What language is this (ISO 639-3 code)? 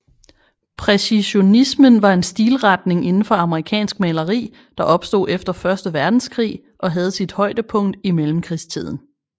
dan